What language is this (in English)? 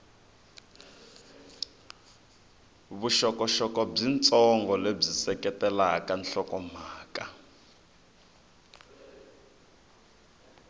Tsonga